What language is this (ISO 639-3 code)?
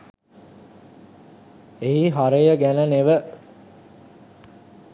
sin